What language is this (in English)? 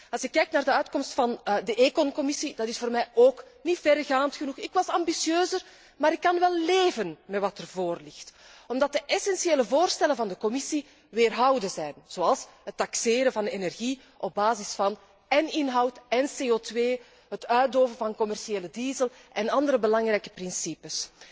Dutch